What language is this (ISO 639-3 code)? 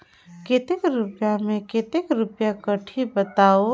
hne